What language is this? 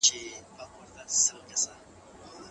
Pashto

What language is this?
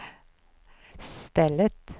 Swedish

